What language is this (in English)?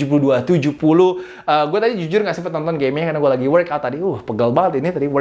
Indonesian